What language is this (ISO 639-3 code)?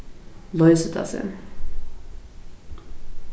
fao